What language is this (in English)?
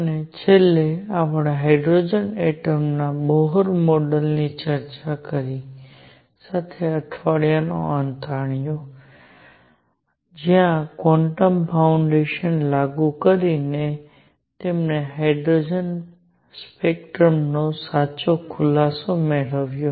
Gujarati